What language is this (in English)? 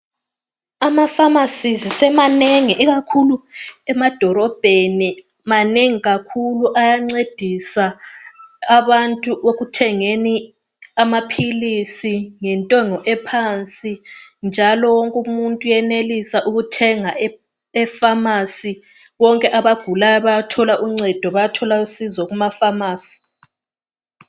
North Ndebele